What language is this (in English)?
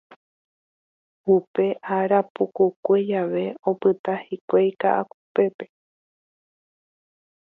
Guarani